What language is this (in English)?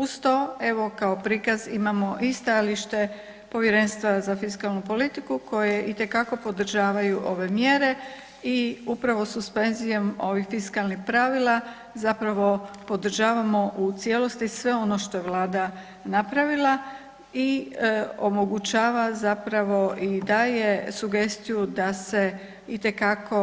Croatian